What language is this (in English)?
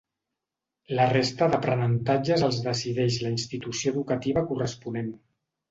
Catalan